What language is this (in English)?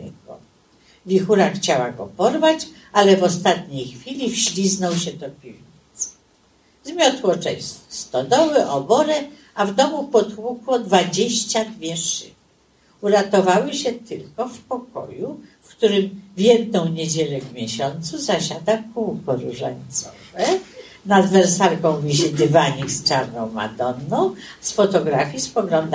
Polish